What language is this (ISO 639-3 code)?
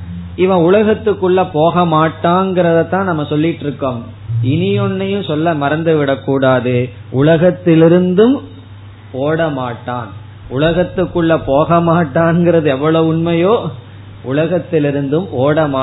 tam